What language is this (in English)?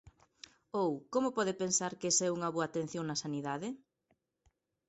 Galician